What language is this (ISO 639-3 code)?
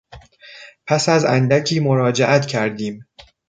fas